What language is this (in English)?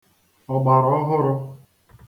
Igbo